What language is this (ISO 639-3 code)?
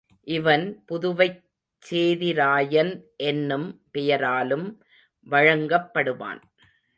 tam